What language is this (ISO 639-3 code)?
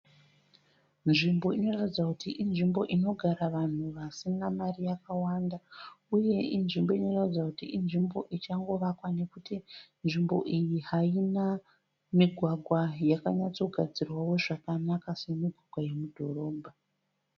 sna